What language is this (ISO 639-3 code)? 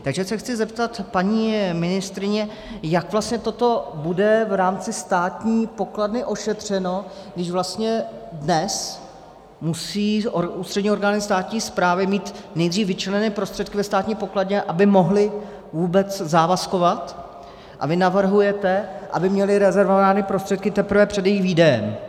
ces